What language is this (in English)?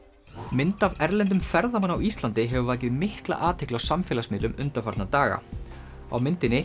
Icelandic